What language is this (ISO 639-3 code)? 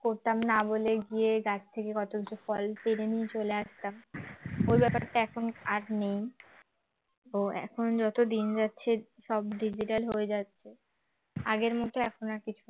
ben